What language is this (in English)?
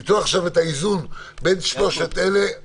Hebrew